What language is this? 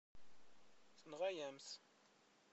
Kabyle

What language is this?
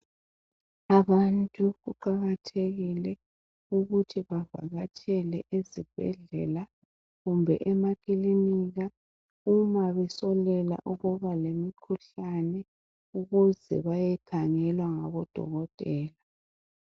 North Ndebele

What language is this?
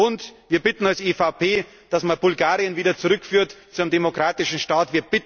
German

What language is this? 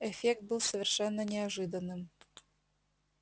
Russian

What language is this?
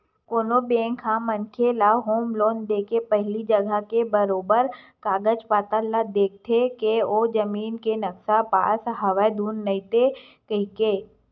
Chhattisgarhi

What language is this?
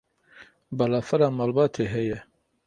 Kurdish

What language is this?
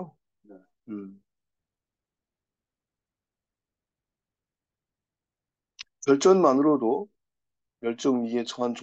Korean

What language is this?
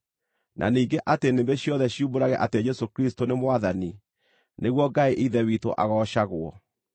Kikuyu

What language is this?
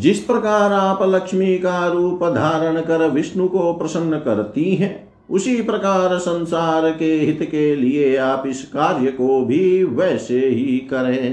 Hindi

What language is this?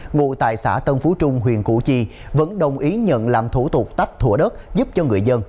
Vietnamese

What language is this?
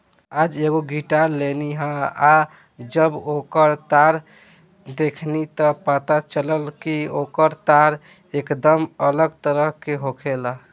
Bhojpuri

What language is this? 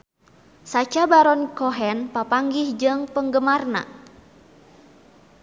Sundanese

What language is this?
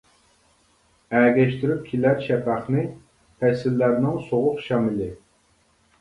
Uyghur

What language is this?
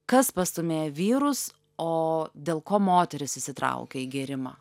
Lithuanian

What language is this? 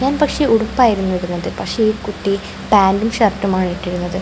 Malayalam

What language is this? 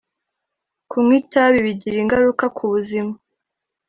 Kinyarwanda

